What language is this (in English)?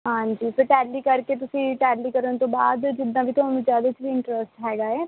Punjabi